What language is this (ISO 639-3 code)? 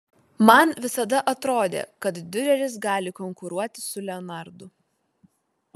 lit